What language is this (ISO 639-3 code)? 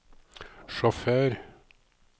nor